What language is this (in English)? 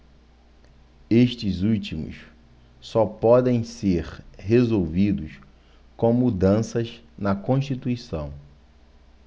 Portuguese